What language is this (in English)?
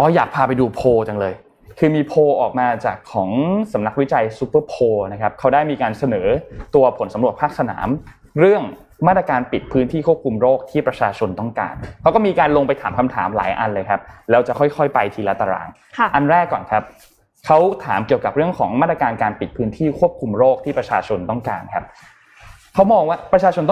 Thai